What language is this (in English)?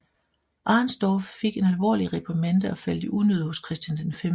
Danish